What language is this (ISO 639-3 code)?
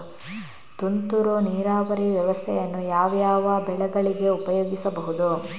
kan